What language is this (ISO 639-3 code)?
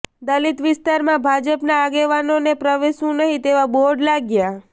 guj